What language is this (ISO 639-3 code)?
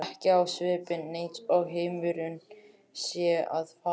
isl